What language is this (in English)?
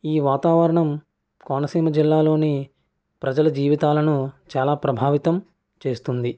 Telugu